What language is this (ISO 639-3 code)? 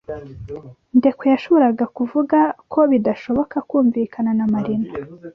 kin